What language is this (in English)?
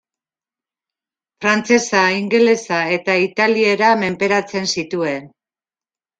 Basque